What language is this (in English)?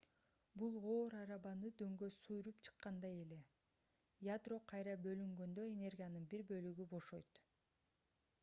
Kyrgyz